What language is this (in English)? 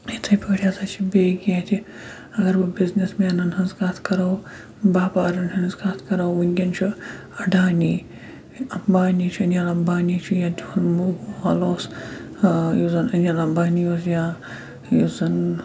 Kashmiri